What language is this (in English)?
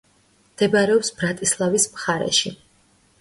Georgian